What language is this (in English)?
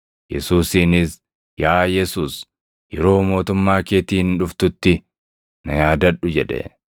Oromo